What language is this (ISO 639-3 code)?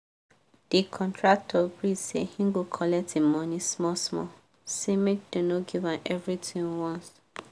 pcm